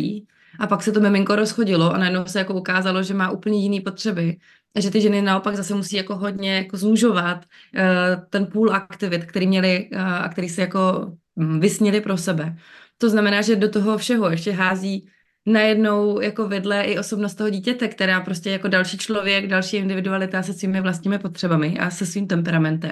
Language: Czech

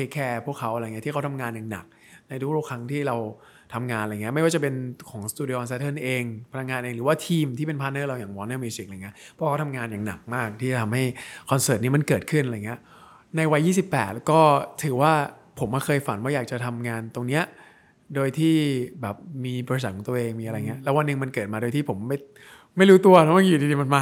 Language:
Thai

